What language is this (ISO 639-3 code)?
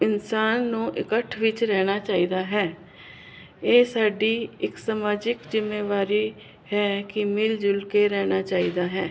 pan